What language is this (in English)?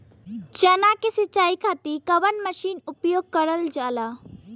Bhojpuri